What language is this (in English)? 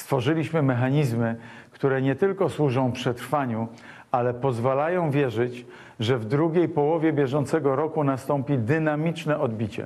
Polish